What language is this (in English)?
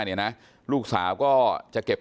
Thai